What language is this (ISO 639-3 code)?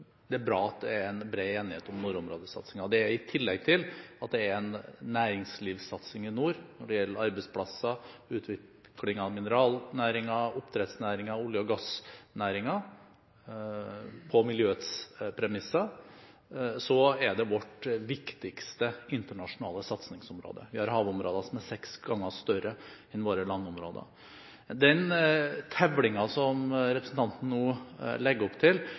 nob